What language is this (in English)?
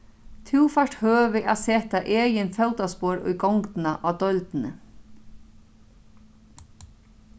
Faroese